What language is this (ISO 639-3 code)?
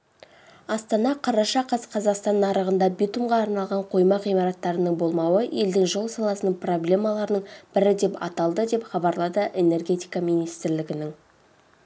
kaz